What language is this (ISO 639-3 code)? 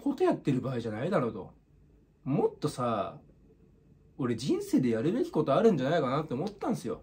jpn